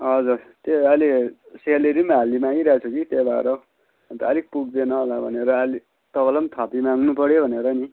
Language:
Nepali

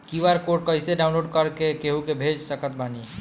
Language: Bhojpuri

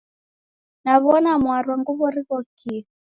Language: Taita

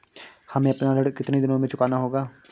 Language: Hindi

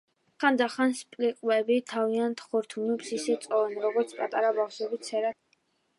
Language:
Georgian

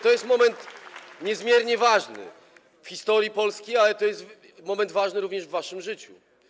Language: Polish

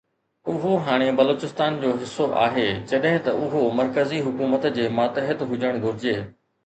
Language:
Sindhi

